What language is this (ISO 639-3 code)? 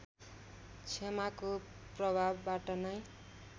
nep